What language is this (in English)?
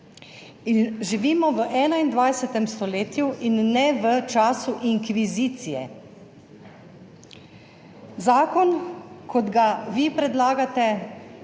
Slovenian